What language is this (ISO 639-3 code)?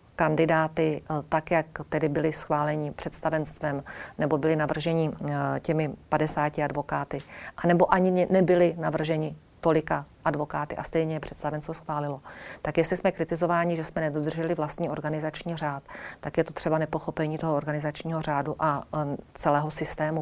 ces